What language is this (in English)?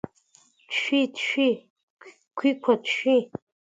Abkhazian